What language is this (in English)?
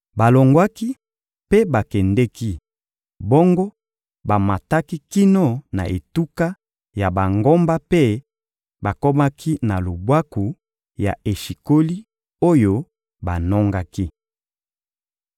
Lingala